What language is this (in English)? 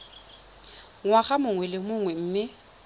Tswana